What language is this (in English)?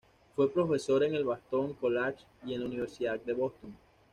Spanish